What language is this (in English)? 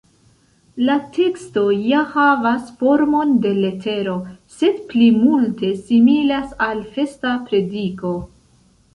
Esperanto